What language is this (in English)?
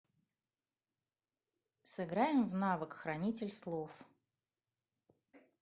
Russian